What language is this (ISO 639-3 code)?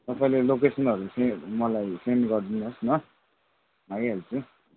nep